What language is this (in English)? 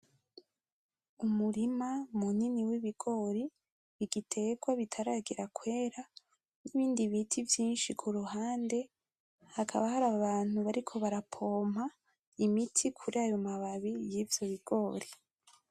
Rundi